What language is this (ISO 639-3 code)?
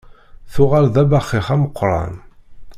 kab